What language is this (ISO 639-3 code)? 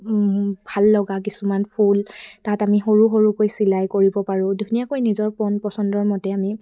asm